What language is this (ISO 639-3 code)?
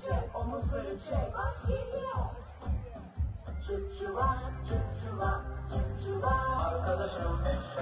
tur